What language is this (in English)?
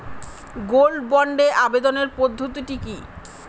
Bangla